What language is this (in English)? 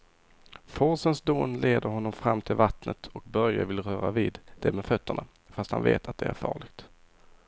Swedish